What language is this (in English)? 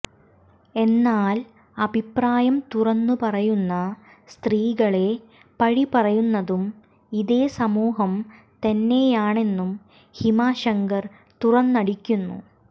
Malayalam